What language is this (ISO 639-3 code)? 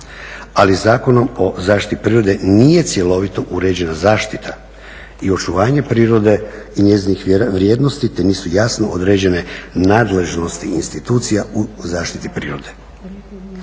hrv